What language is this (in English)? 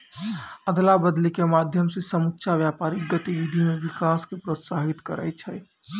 Maithili